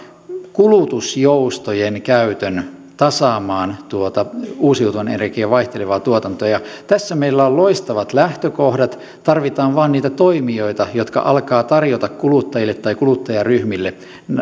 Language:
Finnish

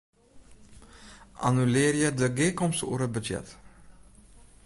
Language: Western Frisian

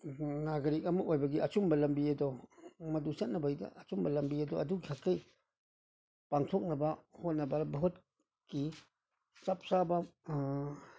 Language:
Manipuri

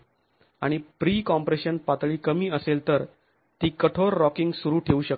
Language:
Marathi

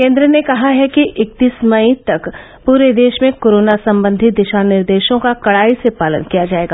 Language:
Hindi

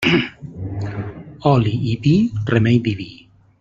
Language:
Catalan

